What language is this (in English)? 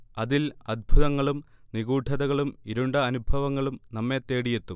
Malayalam